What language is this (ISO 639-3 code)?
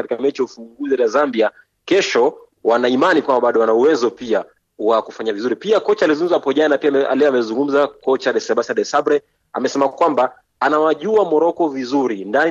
swa